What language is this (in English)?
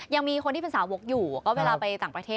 Thai